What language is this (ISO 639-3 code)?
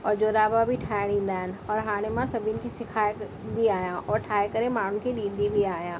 snd